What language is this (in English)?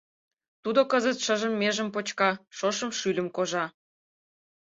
Mari